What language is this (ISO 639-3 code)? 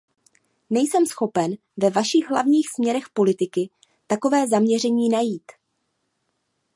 ces